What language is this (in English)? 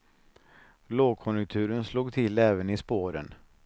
Swedish